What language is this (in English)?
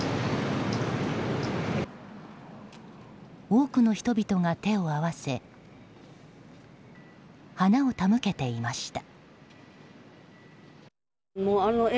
Japanese